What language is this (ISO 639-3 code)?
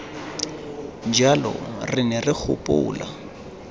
tsn